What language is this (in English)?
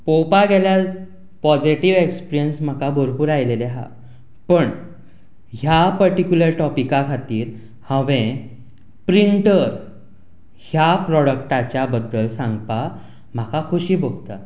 Konkani